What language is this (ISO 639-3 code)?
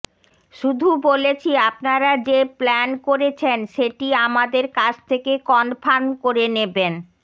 ben